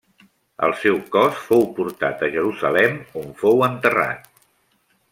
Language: Catalan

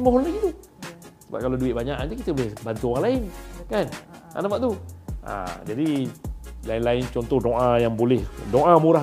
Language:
Malay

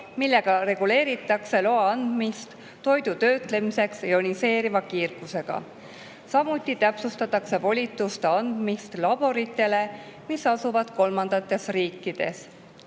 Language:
Estonian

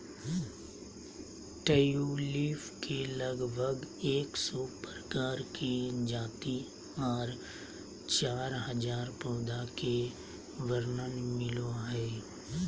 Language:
Magahi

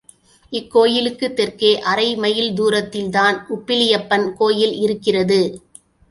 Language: Tamil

